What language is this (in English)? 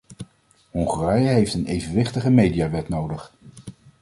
Dutch